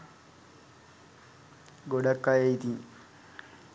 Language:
Sinhala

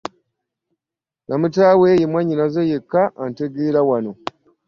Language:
Ganda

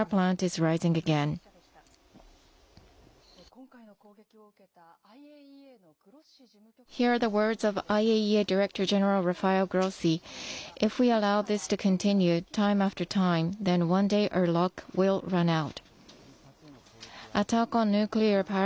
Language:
Japanese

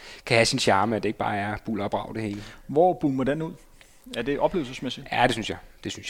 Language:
Danish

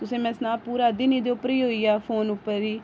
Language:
Dogri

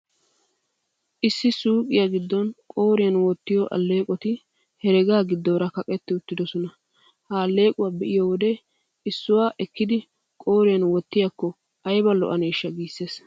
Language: Wolaytta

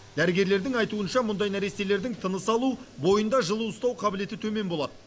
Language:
Kazakh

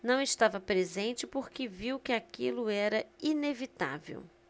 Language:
Portuguese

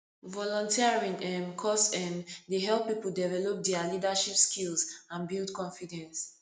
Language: Nigerian Pidgin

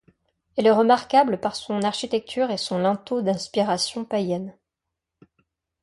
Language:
French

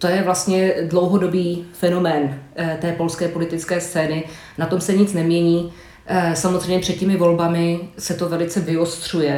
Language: Czech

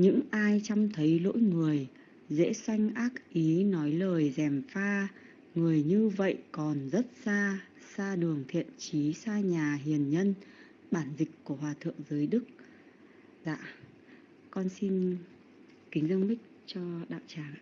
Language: Vietnamese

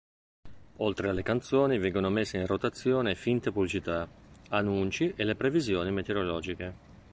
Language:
Italian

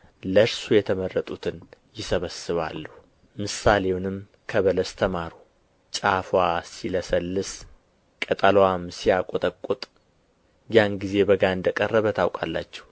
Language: Amharic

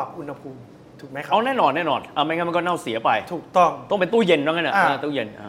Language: Thai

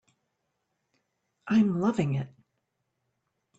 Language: English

